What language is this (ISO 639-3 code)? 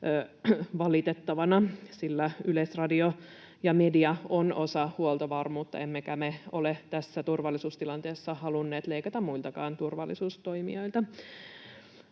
fin